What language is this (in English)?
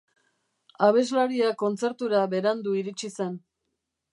Basque